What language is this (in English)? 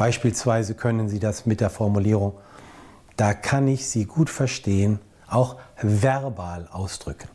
German